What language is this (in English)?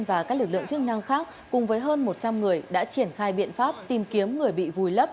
Vietnamese